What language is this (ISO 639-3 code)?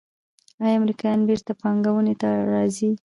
pus